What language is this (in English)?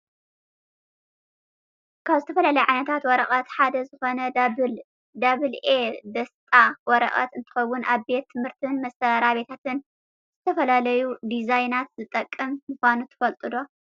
Tigrinya